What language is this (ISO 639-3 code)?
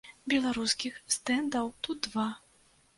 bel